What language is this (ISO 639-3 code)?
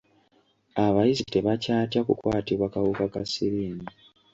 lug